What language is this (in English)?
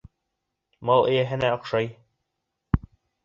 Bashkir